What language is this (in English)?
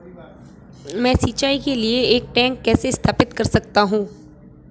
Hindi